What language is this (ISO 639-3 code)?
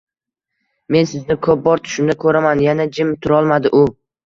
uzb